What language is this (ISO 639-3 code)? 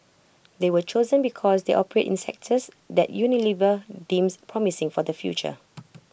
eng